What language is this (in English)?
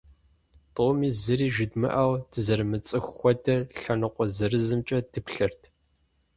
Kabardian